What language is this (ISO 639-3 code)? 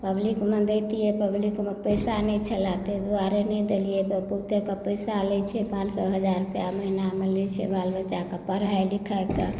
mai